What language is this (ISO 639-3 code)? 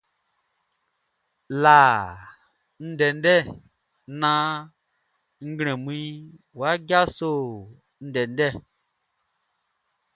bci